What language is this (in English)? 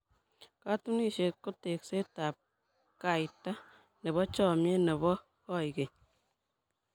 Kalenjin